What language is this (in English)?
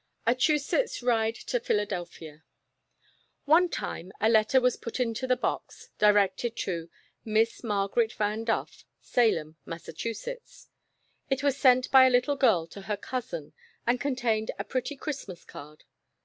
English